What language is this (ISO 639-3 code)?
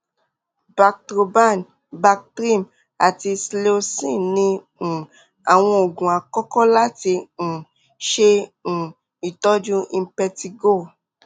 yor